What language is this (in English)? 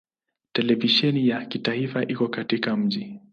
Swahili